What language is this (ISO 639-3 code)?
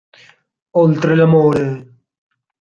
ita